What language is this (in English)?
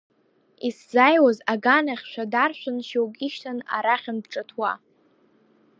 Abkhazian